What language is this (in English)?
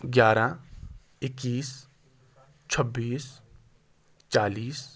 Urdu